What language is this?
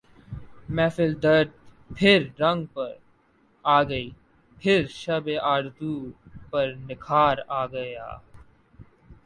Urdu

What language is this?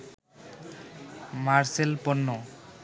Bangla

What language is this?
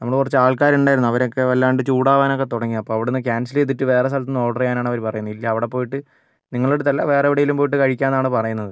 Malayalam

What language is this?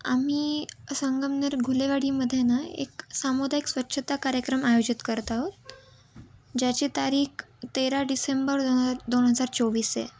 Marathi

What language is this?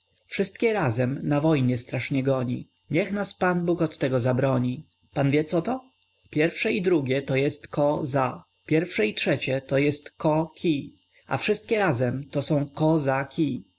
Polish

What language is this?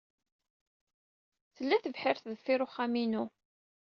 Kabyle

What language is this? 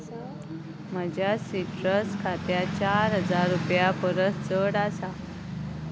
Konkani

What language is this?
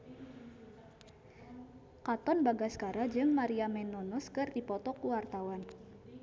Sundanese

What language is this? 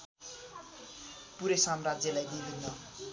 Nepali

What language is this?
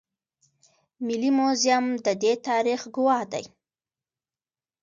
Pashto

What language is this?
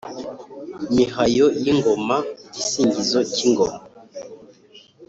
Kinyarwanda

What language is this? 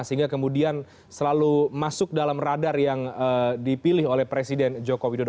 Indonesian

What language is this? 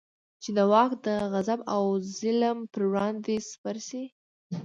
Pashto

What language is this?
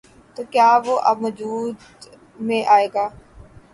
Urdu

